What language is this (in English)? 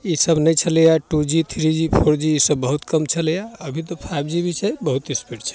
Maithili